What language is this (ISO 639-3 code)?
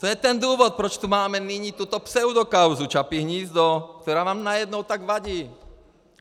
ces